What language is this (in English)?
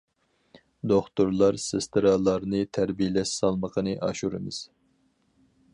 Uyghur